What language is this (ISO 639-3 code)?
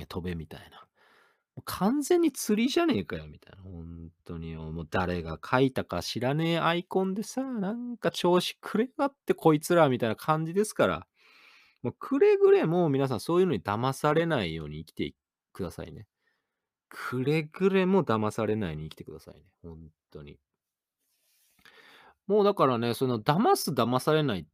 jpn